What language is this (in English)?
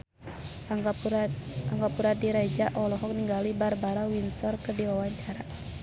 Sundanese